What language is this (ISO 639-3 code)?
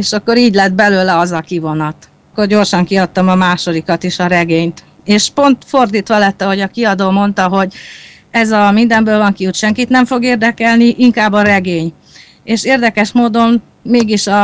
hun